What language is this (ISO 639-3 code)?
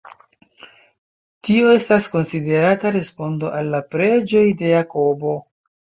epo